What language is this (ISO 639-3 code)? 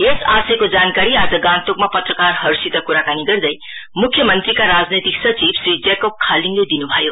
nep